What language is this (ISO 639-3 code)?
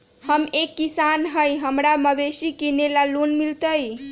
mag